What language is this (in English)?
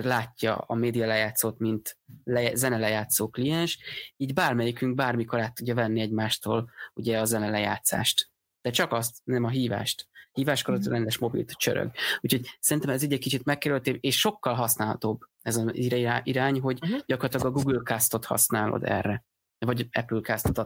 Hungarian